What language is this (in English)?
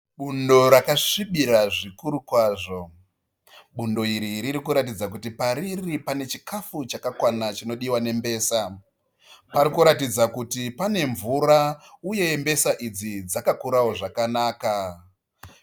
Shona